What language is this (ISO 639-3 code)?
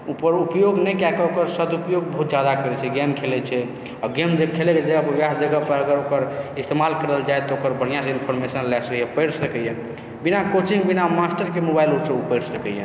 mai